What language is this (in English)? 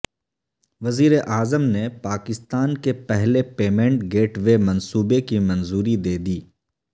Urdu